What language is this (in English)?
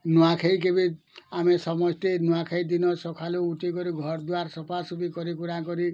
Odia